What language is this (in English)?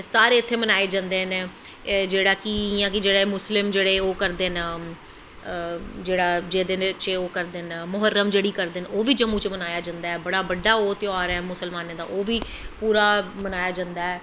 Dogri